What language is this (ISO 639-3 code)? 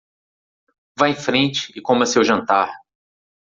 por